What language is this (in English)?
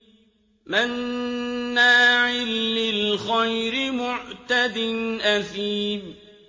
Arabic